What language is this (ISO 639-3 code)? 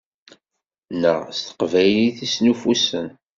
kab